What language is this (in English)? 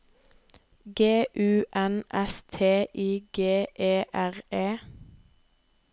Norwegian